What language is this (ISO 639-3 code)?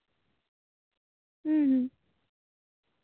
sat